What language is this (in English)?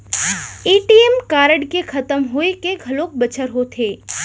Chhattisgarhi